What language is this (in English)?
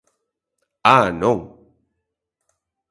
Galician